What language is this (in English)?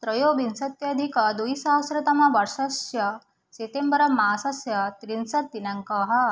Sanskrit